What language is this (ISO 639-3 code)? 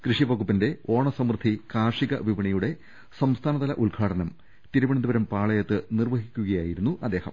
mal